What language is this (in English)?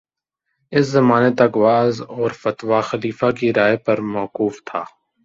Urdu